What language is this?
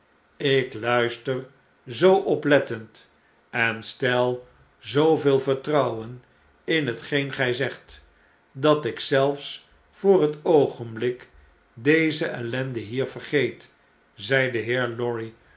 Dutch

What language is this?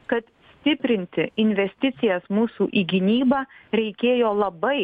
Lithuanian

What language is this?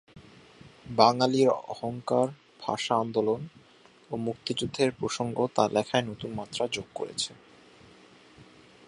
Bangla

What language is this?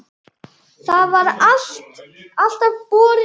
Icelandic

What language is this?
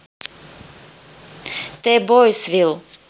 Russian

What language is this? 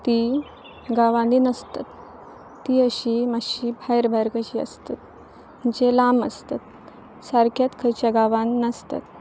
Konkani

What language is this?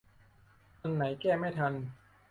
Thai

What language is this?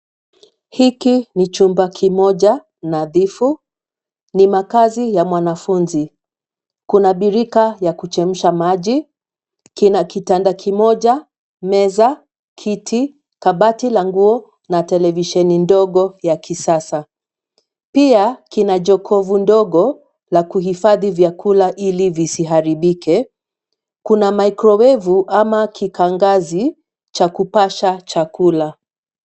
Swahili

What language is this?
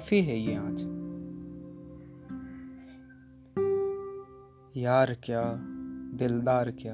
Hindi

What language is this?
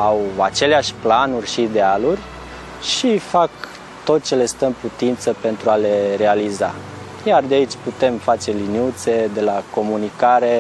Romanian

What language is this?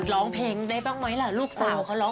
Thai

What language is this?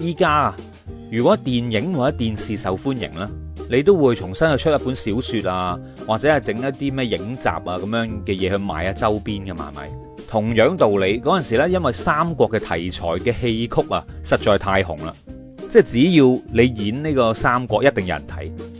Chinese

